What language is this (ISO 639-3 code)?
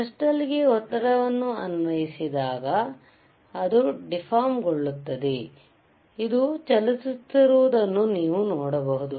kan